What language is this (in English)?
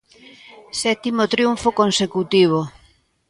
Galician